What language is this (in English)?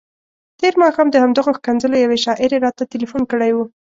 Pashto